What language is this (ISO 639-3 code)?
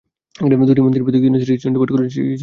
ben